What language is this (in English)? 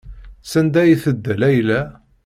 Kabyle